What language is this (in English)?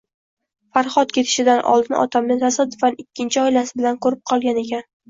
Uzbek